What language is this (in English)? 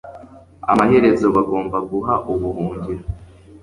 Kinyarwanda